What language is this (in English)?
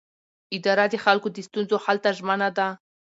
Pashto